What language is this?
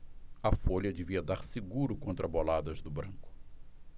Portuguese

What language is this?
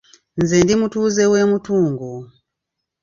Ganda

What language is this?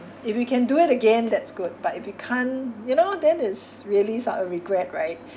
English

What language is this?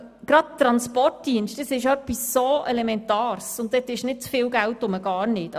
Swiss German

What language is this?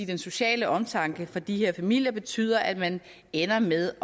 Danish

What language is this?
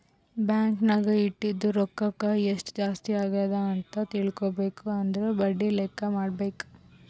Kannada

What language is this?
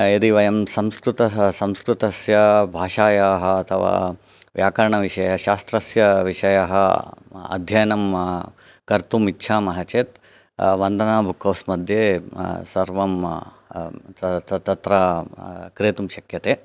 Sanskrit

